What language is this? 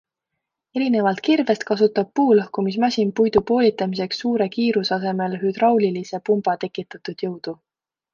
Estonian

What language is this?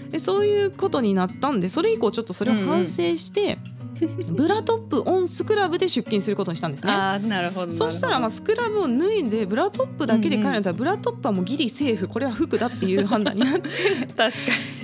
Japanese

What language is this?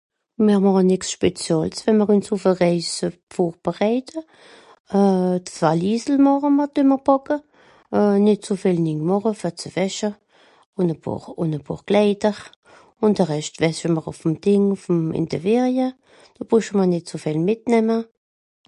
Swiss German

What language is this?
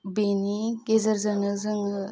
Bodo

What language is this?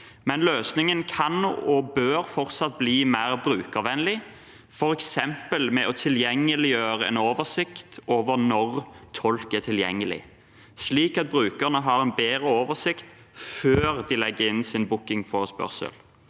Norwegian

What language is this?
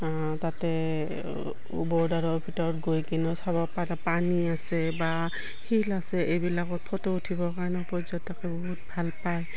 Assamese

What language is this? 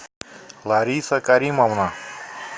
Russian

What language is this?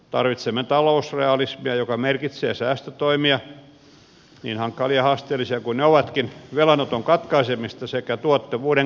Finnish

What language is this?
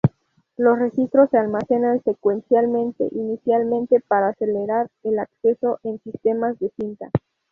Spanish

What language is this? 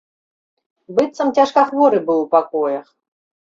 Belarusian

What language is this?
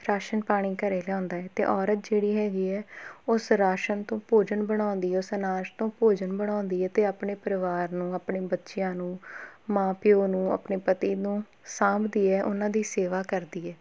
Punjabi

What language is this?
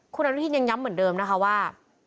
Thai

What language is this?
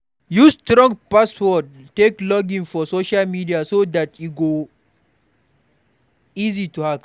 Nigerian Pidgin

